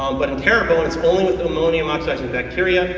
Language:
English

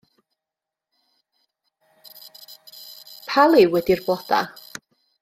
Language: Welsh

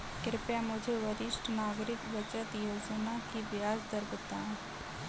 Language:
Hindi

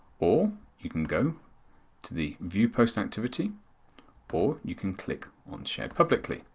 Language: English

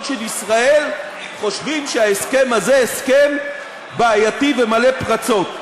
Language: Hebrew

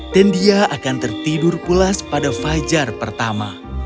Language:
Indonesian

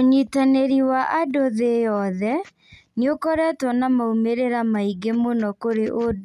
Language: Kikuyu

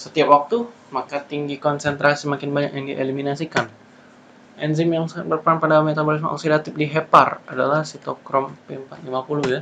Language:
Indonesian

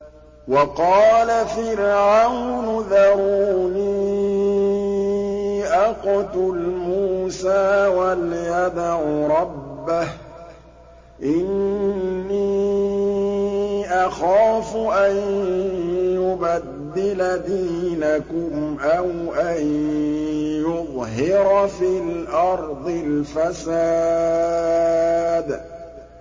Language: Arabic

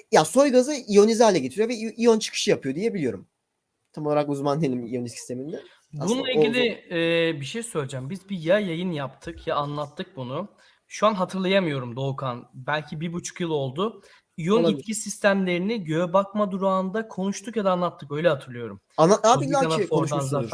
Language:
Turkish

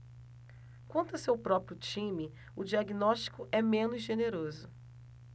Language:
Portuguese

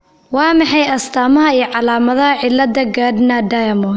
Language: Somali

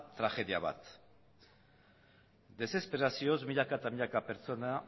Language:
Basque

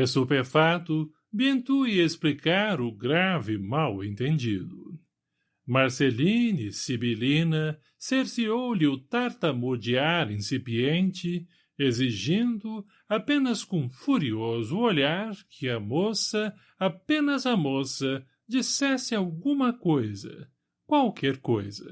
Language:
Portuguese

